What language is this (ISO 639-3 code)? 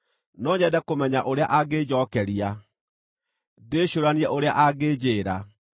kik